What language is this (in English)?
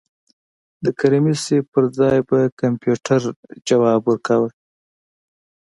Pashto